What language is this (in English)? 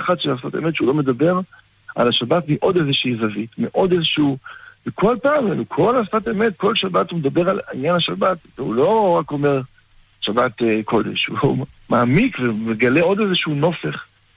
Hebrew